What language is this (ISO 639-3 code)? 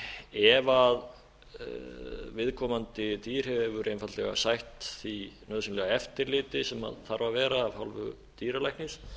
isl